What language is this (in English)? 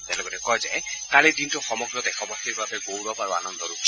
Assamese